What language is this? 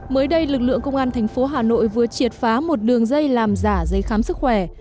Vietnamese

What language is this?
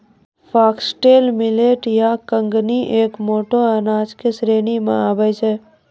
Maithili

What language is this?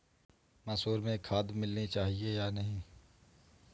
Hindi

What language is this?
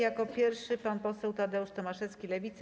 Polish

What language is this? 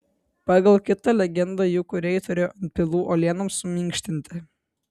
Lithuanian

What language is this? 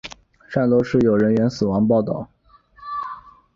Chinese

